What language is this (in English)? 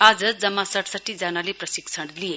Nepali